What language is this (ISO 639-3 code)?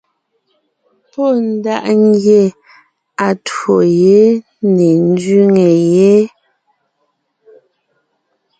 nnh